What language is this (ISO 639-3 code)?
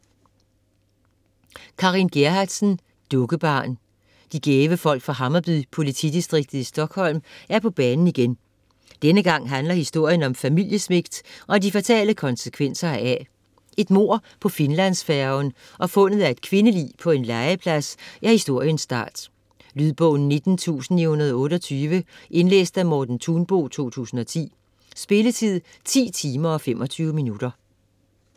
dan